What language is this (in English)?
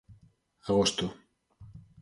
Galician